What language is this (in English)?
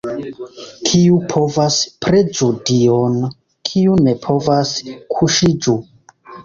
Esperanto